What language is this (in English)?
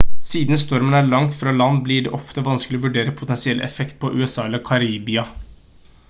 Norwegian Bokmål